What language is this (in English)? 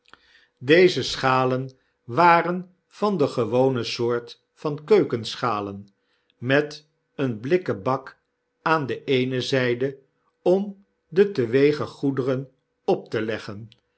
Dutch